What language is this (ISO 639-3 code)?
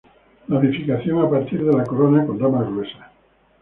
spa